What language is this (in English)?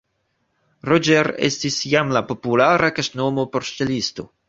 Esperanto